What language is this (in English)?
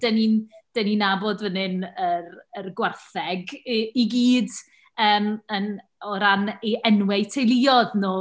Welsh